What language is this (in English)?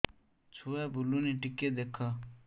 Odia